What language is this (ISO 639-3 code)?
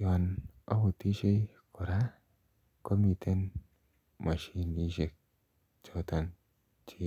kln